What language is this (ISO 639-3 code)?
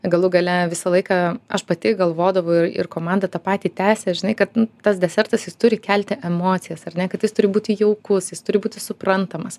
lit